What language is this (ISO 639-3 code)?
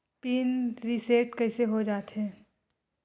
hne